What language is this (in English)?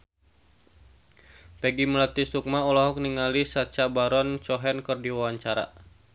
Sundanese